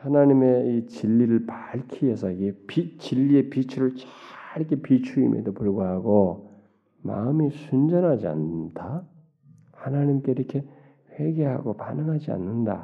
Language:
Korean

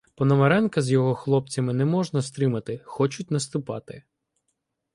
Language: Ukrainian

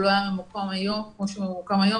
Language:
Hebrew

